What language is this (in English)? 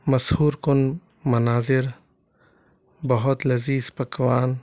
Urdu